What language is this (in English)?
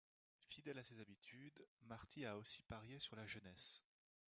French